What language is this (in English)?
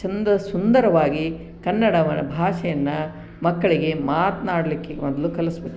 Kannada